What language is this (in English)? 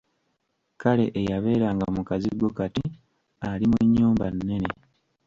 Ganda